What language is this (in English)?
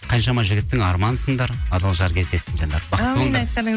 Kazakh